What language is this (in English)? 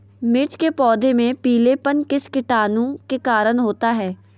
Magahi